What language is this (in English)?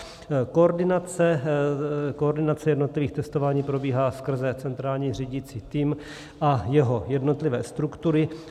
Czech